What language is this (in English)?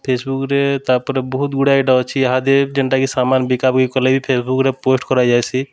Odia